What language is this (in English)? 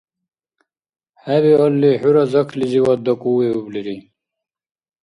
Dargwa